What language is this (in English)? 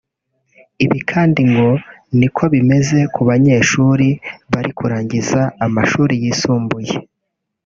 Kinyarwanda